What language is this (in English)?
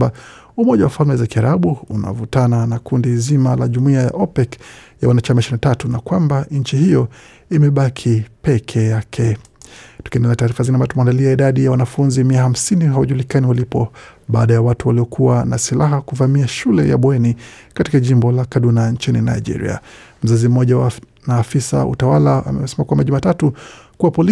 Swahili